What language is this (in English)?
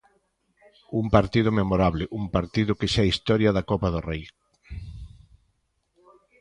Galician